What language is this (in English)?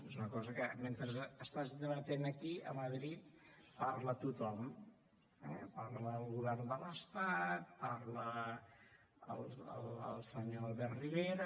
Catalan